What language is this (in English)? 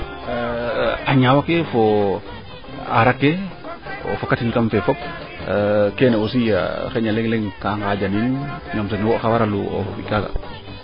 Serer